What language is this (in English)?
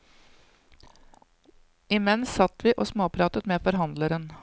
Norwegian